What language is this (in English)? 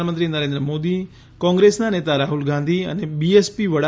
Gujarati